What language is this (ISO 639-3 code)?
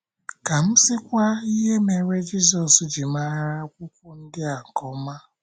ibo